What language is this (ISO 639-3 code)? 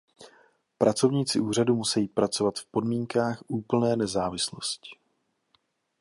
ces